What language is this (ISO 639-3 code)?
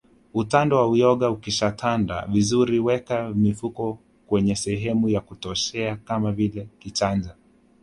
swa